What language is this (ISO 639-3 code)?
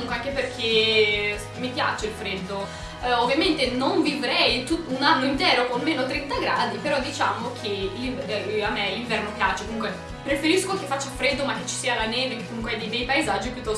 ita